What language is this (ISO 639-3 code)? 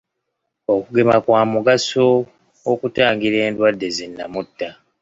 lug